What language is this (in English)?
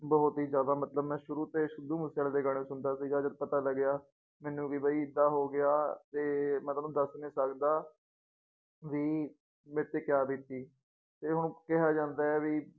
Punjabi